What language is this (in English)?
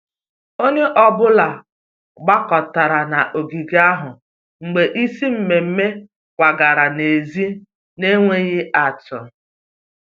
Igbo